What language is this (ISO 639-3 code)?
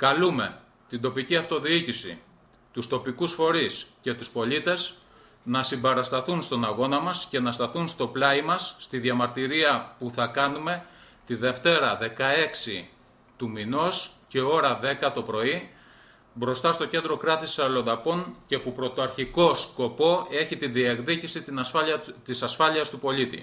ell